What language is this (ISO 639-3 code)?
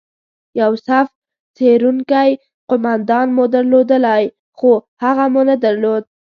pus